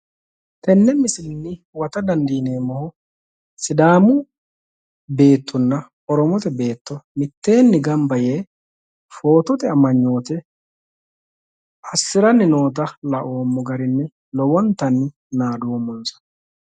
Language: Sidamo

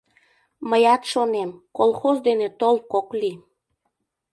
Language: Mari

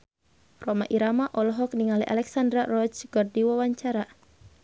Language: Sundanese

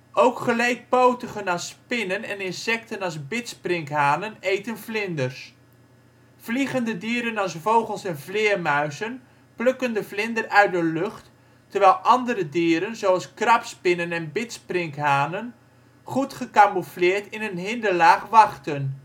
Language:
Dutch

